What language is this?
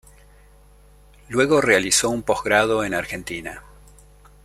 Spanish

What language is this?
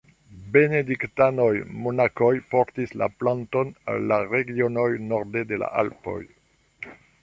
Esperanto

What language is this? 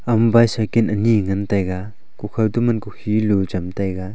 Wancho Naga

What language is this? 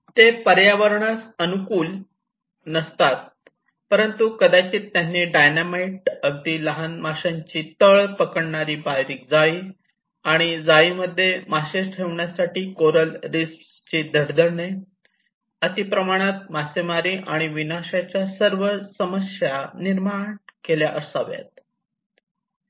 Marathi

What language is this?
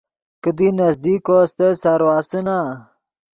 Yidgha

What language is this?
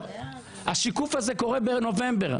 Hebrew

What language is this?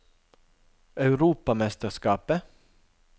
Norwegian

